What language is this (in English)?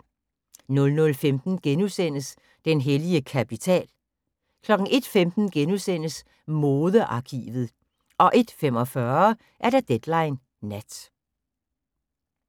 Danish